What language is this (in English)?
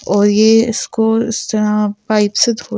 Hindi